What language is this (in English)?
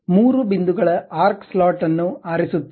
Kannada